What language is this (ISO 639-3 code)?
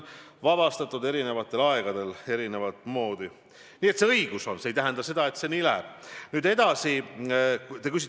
est